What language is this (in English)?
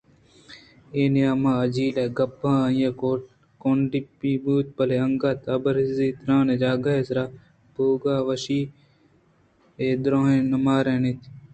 Eastern Balochi